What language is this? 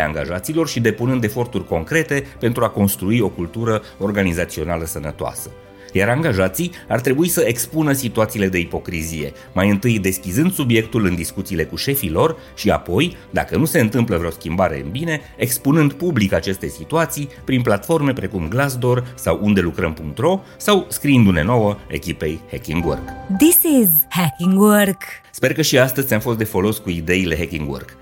Romanian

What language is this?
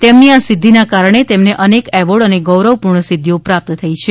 Gujarati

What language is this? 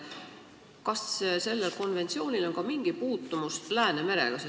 Estonian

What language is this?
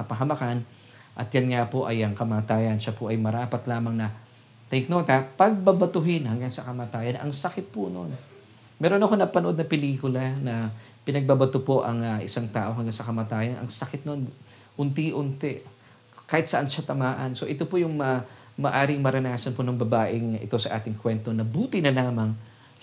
Filipino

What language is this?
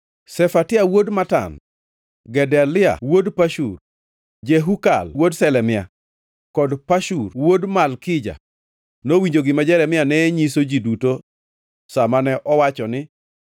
Luo (Kenya and Tanzania)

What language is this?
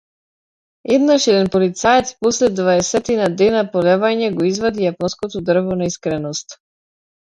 Macedonian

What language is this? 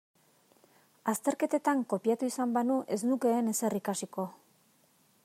Basque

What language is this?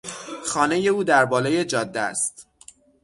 Persian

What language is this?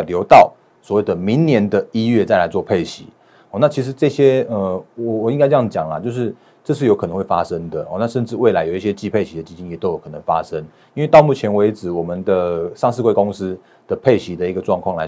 Chinese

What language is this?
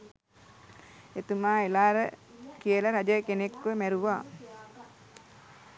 Sinhala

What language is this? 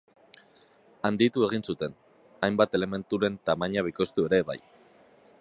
Basque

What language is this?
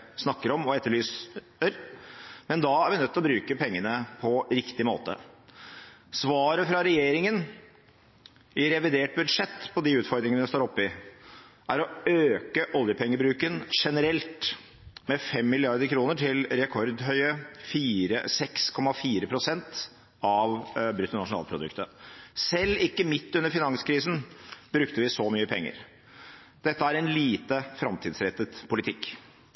Norwegian Bokmål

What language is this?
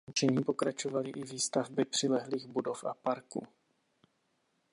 Czech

